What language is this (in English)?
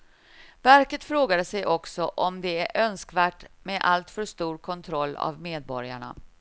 Swedish